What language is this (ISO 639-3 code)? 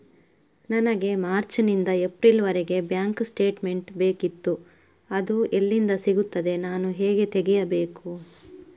kan